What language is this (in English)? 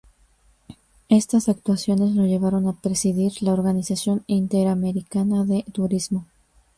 Spanish